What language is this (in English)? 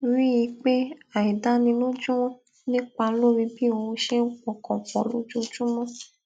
Yoruba